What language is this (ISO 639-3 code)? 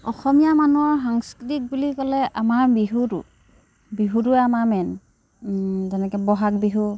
asm